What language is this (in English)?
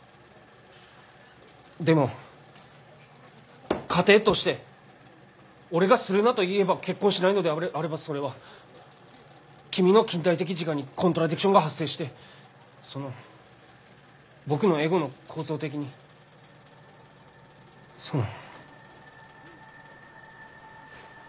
Japanese